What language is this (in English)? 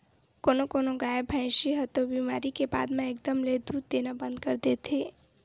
Chhattisgarhi